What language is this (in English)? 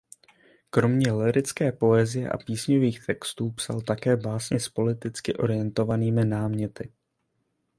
Czech